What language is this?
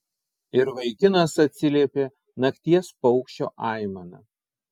Lithuanian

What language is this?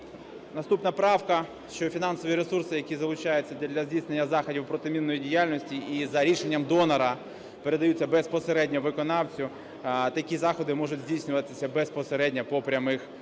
Ukrainian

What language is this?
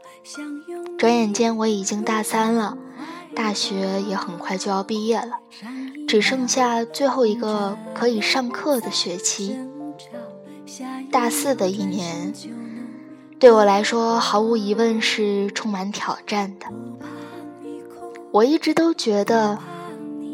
Chinese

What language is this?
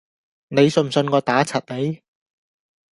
Cantonese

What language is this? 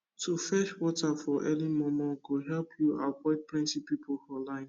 Nigerian Pidgin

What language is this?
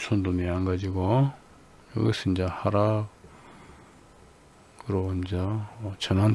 Korean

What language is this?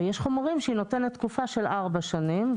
Hebrew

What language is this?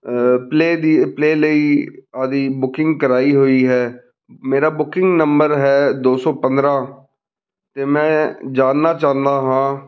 Punjabi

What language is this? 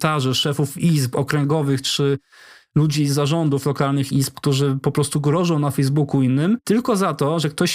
Polish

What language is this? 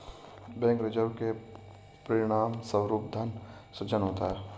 Hindi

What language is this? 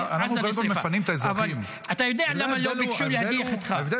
Hebrew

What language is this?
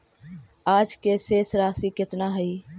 Magahi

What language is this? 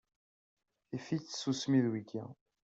Kabyle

